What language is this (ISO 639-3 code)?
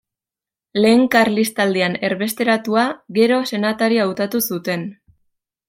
eus